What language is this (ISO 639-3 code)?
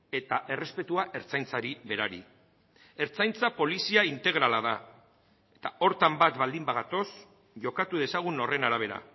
eus